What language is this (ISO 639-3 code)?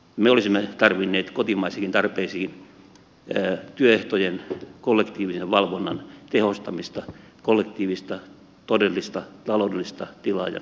fin